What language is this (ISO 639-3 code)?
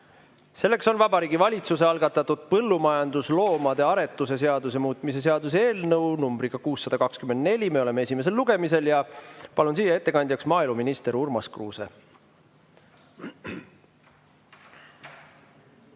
est